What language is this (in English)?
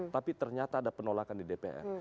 Indonesian